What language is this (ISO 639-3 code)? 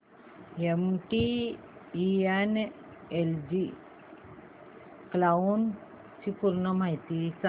mar